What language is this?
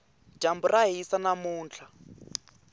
Tsonga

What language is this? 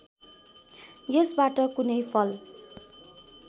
Nepali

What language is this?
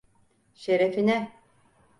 Turkish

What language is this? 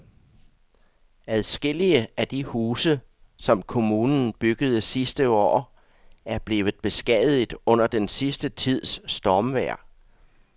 Danish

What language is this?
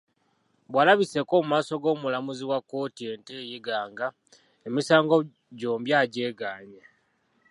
Ganda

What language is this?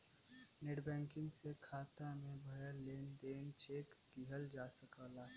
Bhojpuri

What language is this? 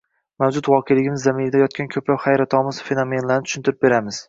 Uzbek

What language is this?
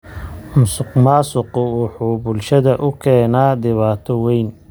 Somali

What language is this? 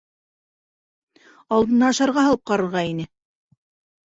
Bashkir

